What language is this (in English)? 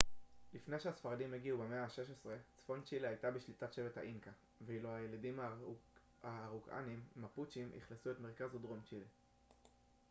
Hebrew